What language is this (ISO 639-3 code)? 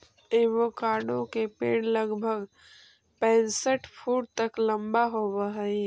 mag